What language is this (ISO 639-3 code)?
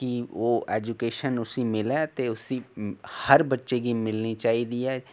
doi